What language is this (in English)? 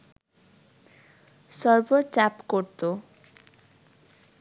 Bangla